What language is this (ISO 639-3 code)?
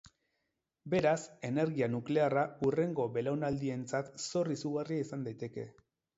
eus